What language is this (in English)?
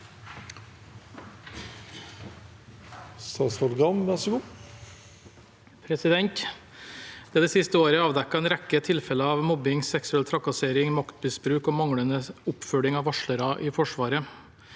Norwegian